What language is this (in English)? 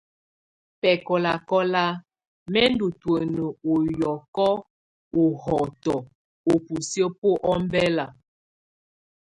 Tunen